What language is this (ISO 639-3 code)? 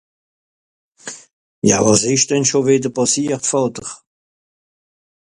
gsw